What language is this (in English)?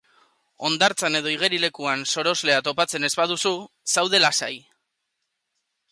Basque